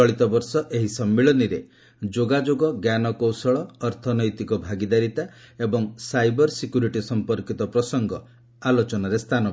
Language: Odia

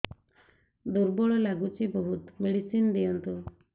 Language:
Odia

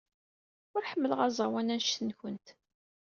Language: Kabyle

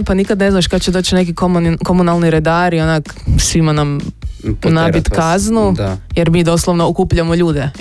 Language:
Croatian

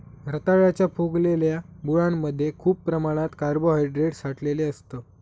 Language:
Marathi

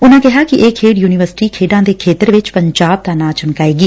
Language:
Punjabi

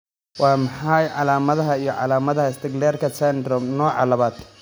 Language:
Somali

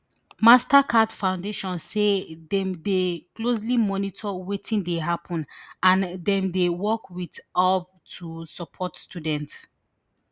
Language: Nigerian Pidgin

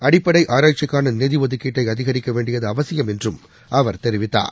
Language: Tamil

